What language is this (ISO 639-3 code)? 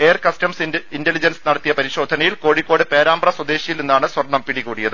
mal